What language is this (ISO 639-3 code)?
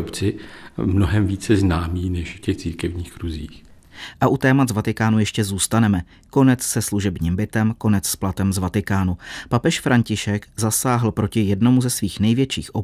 ces